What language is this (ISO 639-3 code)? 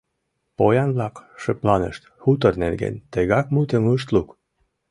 chm